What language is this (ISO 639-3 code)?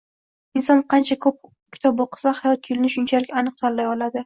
uzb